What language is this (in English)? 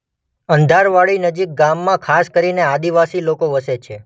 Gujarati